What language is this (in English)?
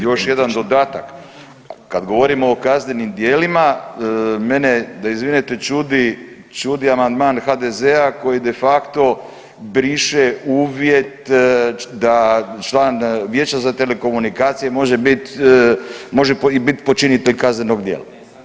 Croatian